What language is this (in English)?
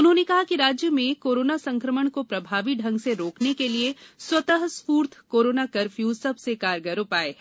Hindi